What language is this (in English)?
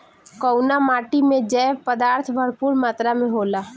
Bhojpuri